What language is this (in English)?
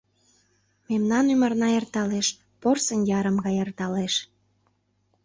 Mari